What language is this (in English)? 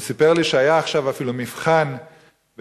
Hebrew